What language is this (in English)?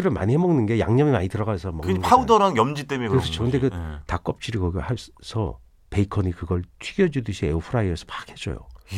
Korean